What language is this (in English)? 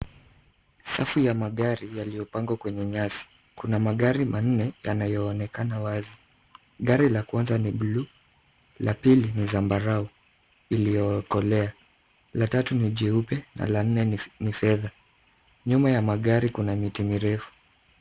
Swahili